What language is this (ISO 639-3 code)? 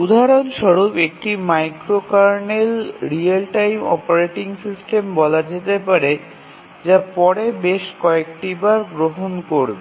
ben